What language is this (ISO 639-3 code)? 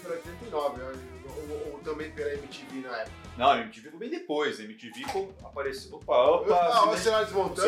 por